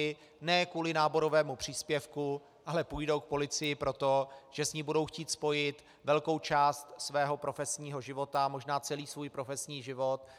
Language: Czech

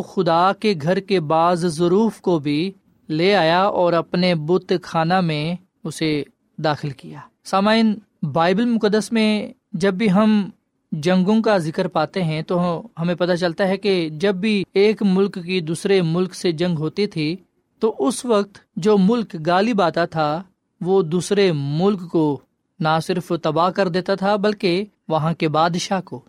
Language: Urdu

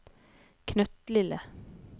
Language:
Norwegian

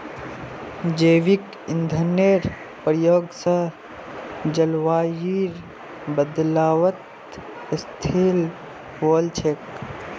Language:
Magahi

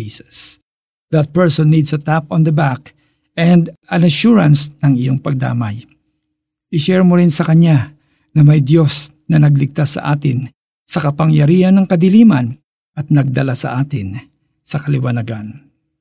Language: Filipino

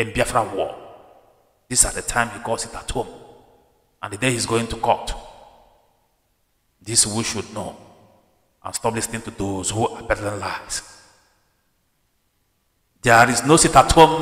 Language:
English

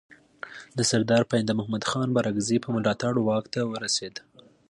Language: Pashto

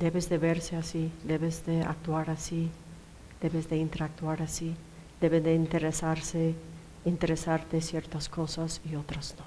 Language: Spanish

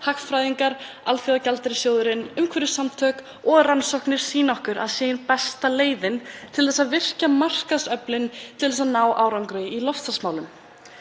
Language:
Icelandic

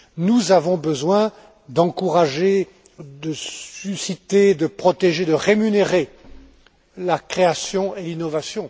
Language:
French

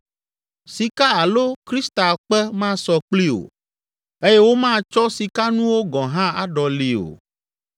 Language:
Ewe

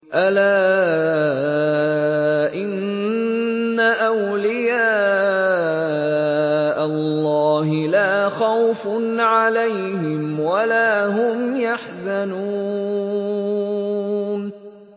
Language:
Arabic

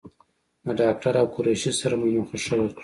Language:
Pashto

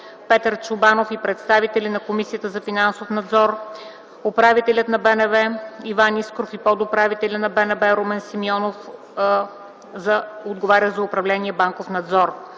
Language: Bulgarian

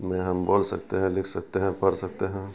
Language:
Urdu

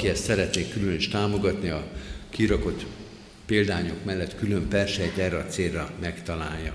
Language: Hungarian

